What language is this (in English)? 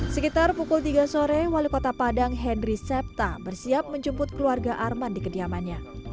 Indonesian